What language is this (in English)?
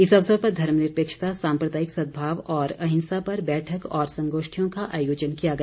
Hindi